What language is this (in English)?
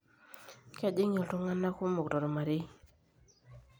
Masai